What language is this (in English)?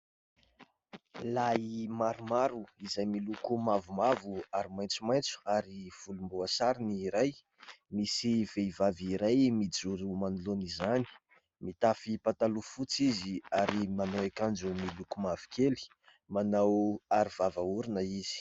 Malagasy